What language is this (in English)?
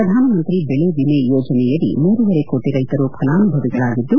Kannada